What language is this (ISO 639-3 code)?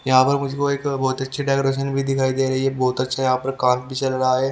hin